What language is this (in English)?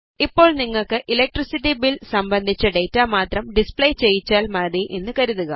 Malayalam